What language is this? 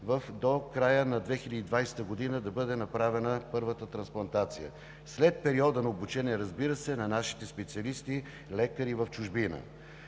Bulgarian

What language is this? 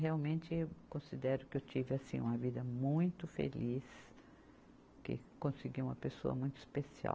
Portuguese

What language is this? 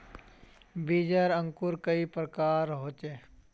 Magahi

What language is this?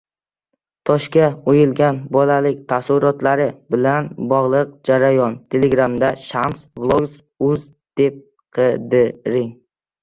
Uzbek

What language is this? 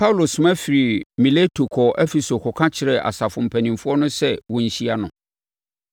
Akan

